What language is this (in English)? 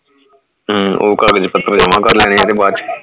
Punjabi